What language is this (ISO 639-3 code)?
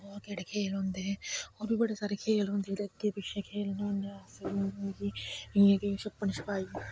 doi